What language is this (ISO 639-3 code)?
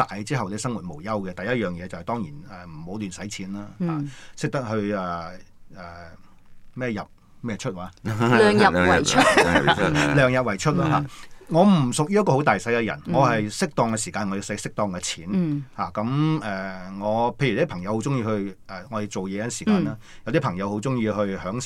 zho